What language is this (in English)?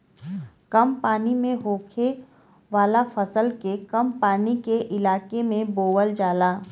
Bhojpuri